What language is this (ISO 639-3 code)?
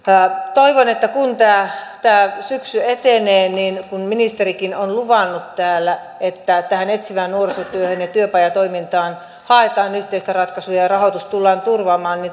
fin